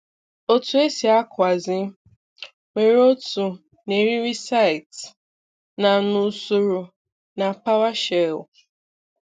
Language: Igbo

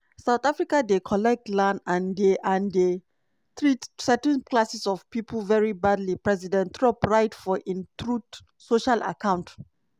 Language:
Nigerian Pidgin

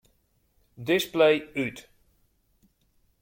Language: Western Frisian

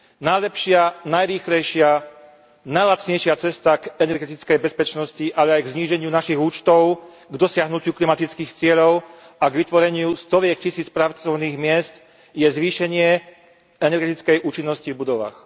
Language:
Slovak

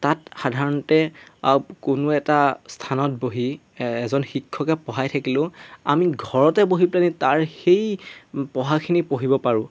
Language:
Assamese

